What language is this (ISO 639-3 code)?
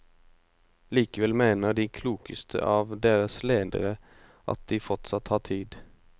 nor